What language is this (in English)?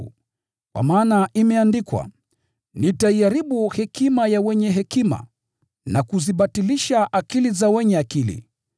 Swahili